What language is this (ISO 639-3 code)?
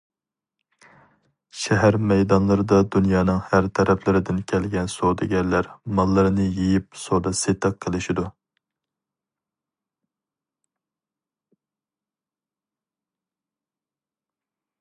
uig